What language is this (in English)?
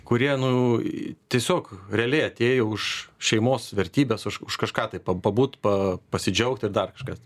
Lithuanian